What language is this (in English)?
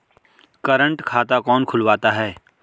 Hindi